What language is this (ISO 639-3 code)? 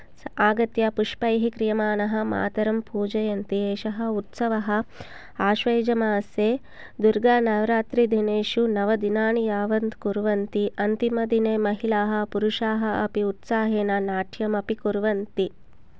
san